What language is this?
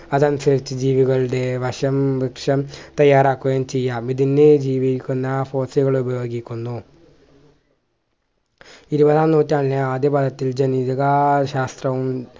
Malayalam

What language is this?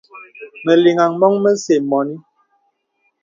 Bebele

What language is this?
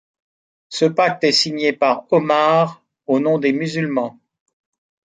French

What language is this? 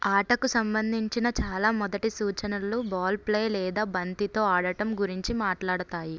Telugu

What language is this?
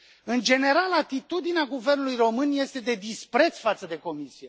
Romanian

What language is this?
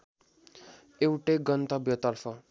Nepali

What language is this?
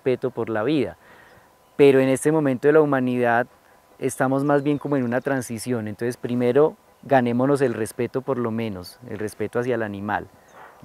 Spanish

